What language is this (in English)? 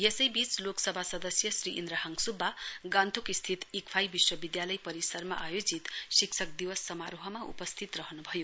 Nepali